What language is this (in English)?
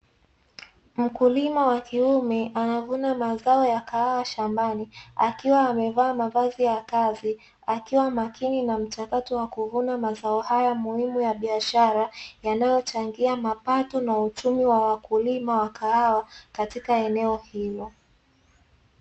Swahili